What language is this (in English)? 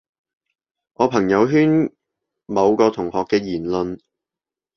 Cantonese